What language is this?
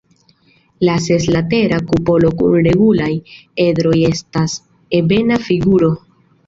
Esperanto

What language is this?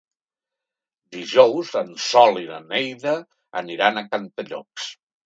Catalan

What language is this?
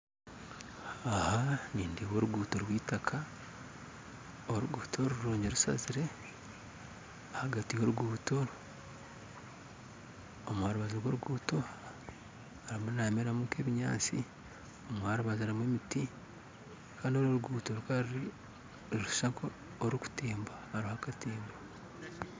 Nyankole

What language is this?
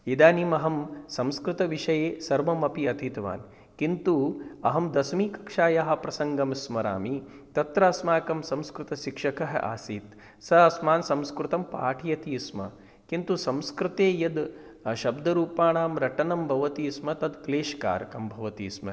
Sanskrit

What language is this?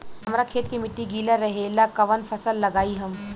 Bhojpuri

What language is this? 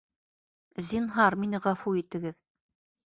Bashkir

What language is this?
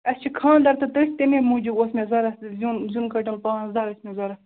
Kashmiri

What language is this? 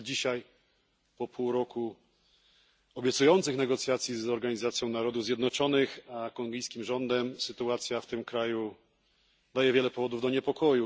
Polish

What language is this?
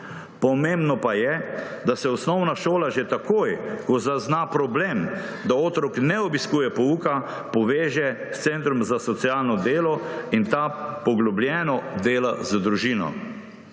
Slovenian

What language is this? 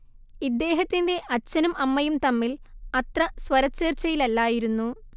Malayalam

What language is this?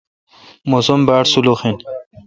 Kalkoti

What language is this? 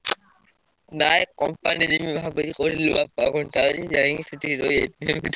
Odia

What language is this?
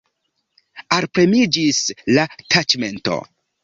Esperanto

